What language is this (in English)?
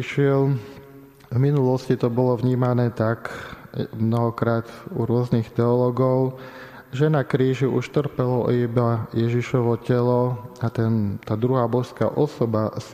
Slovak